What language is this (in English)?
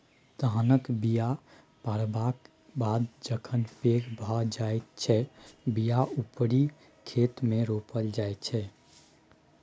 Maithili